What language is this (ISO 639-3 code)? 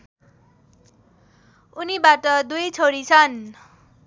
nep